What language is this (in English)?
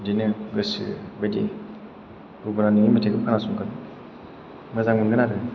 Bodo